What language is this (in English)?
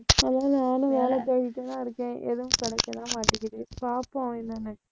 Tamil